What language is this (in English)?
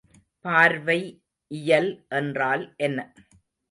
Tamil